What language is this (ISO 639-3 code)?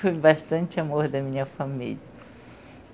por